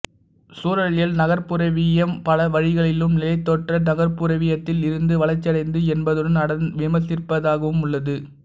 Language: Tamil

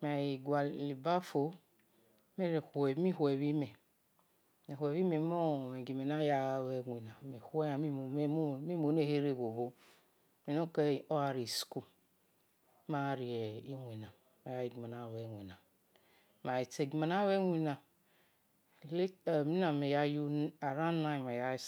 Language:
Esan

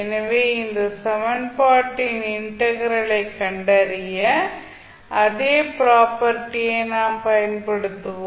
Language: Tamil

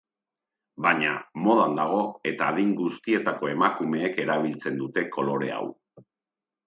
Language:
Basque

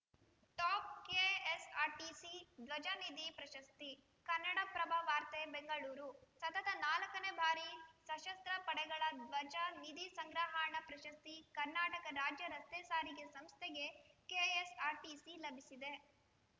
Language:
Kannada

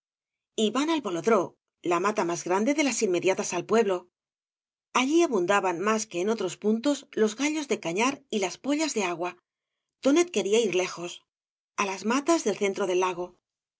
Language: Spanish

